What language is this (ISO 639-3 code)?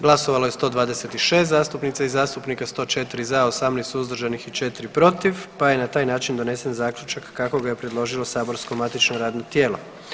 hrv